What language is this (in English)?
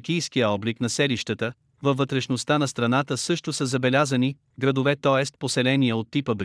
Bulgarian